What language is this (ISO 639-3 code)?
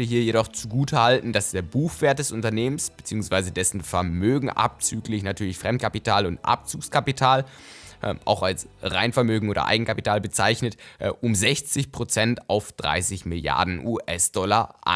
deu